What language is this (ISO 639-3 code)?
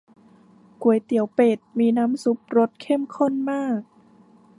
tha